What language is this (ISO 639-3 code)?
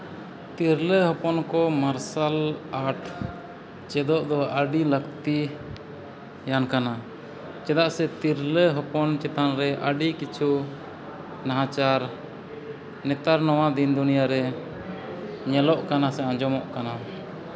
sat